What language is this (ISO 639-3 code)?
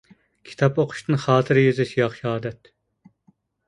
uig